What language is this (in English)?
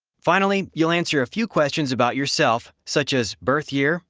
English